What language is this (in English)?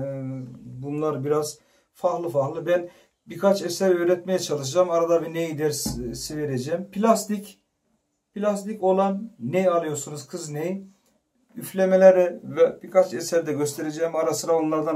Turkish